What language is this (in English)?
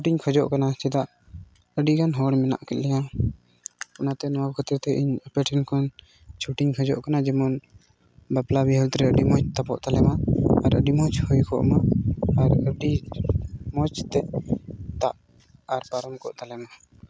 Santali